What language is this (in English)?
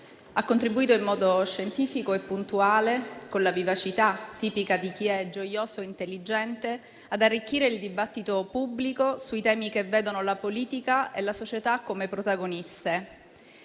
Italian